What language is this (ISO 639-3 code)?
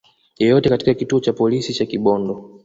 swa